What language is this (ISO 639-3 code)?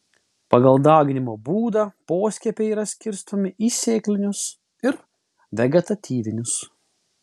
lit